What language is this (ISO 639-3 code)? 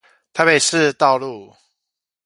zho